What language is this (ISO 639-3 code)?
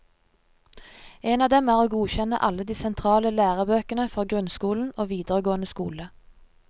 nor